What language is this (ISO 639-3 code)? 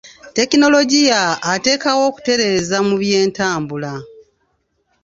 lug